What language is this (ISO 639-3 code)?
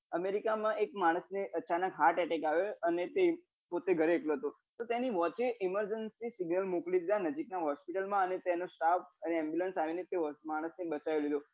guj